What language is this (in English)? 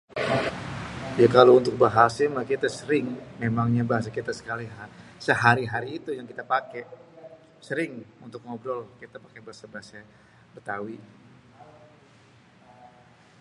Betawi